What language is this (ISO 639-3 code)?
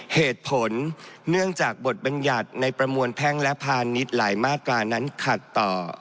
tha